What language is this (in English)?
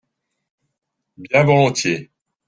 French